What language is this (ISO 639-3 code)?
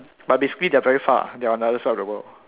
eng